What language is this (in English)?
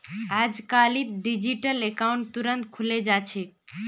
Magahi